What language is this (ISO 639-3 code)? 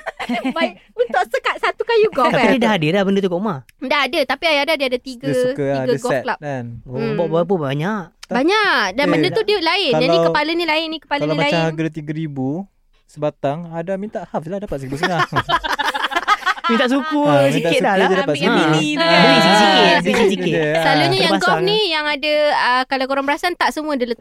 msa